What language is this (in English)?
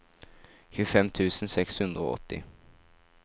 Norwegian